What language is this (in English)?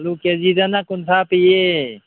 Manipuri